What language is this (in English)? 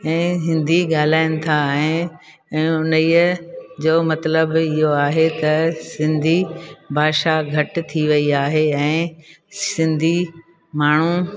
Sindhi